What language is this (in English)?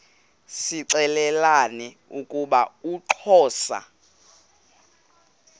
Xhosa